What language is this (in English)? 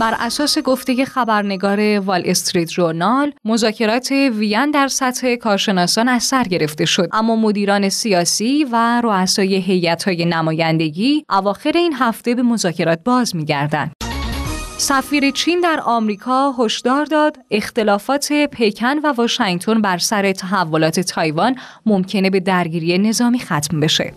Persian